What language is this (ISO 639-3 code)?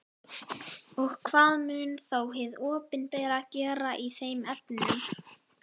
isl